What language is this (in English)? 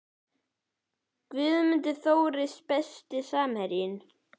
Icelandic